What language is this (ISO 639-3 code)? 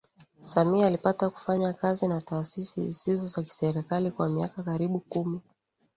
swa